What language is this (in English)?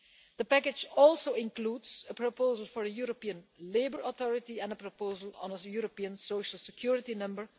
English